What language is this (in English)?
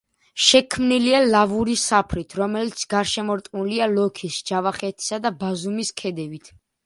Georgian